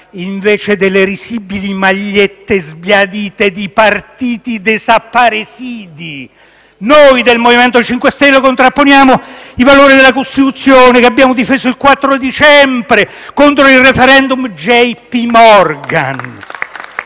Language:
Italian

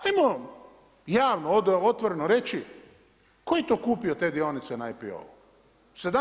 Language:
Croatian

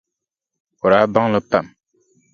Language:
Dagbani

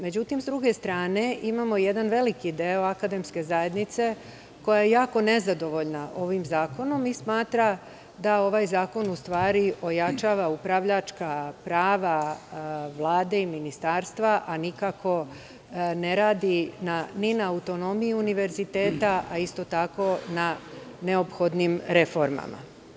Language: Serbian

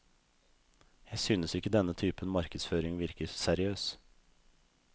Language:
Norwegian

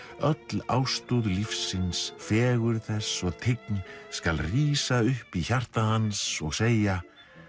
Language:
Icelandic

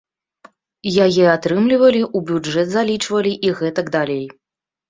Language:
Belarusian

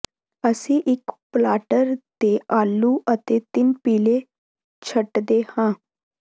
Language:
Punjabi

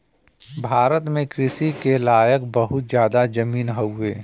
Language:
Bhojpuri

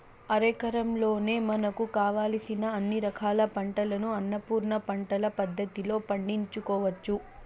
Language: Telugu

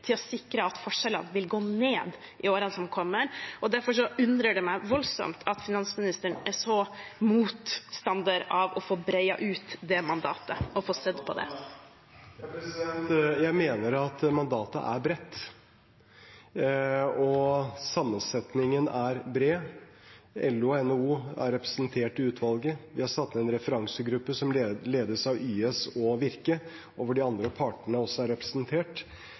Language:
Norwegian Bokmål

